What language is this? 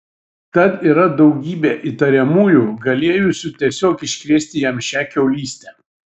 Lithuanian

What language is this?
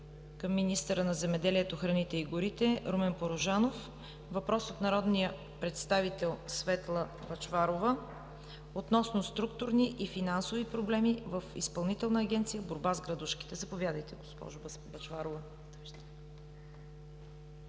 Bulgarian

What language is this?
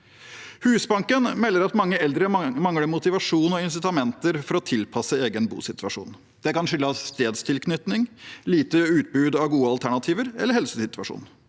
Norwegian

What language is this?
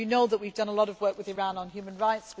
English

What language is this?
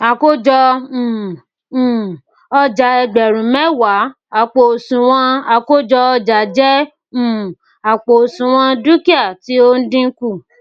Yoruba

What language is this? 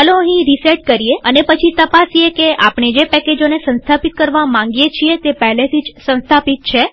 Gujarati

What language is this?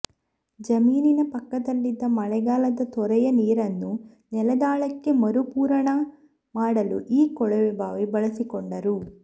Kannada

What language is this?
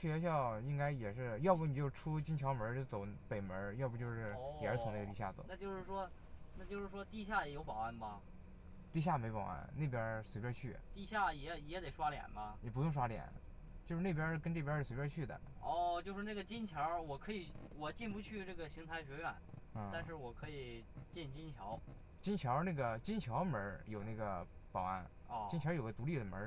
Chinese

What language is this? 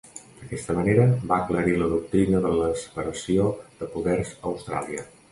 Catalan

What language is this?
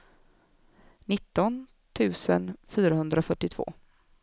Swedish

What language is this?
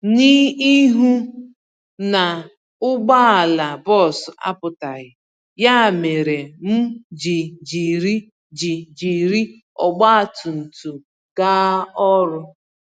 Igbo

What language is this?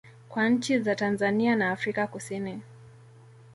Swahili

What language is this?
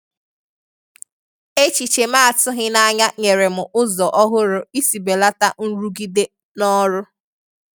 Igbo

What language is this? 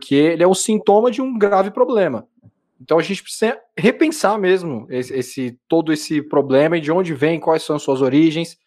Portuguese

